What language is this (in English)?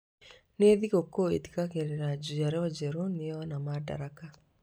Kikuyu